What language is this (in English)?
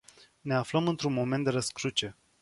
Romanian